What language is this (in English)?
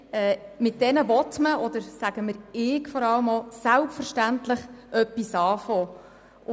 Swiss German